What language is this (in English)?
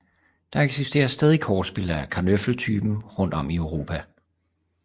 Danish